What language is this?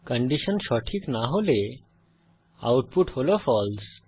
Bangla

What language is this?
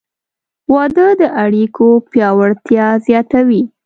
Pashto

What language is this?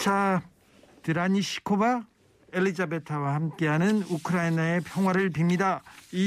Korean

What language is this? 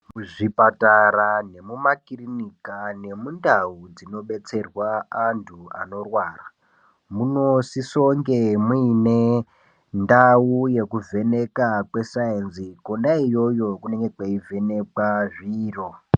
Ndau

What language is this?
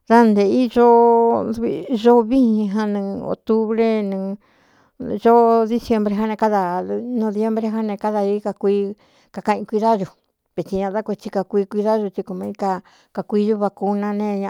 Cuyamecalco Mixtec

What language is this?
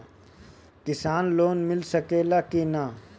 Bhojpuri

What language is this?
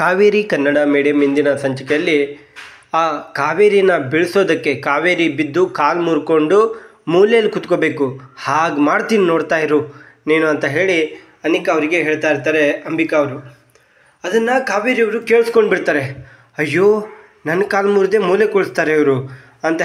Hindi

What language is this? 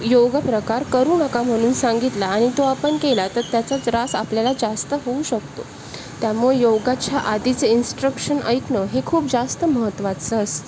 Marathi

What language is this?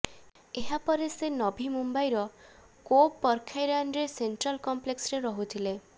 Odia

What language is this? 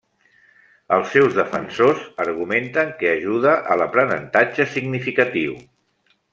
Catalan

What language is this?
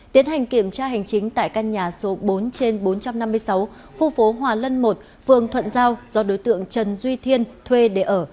Vietnamese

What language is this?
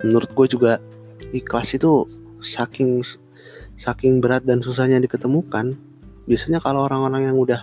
Indonesian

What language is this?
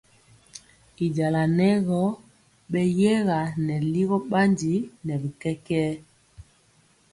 Mpiemo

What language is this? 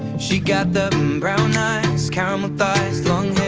English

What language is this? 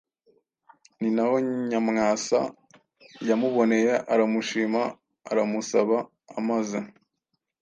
Kinyarwanda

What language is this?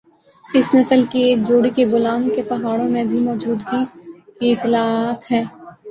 Urdu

